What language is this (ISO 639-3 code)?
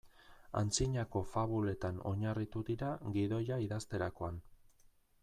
eus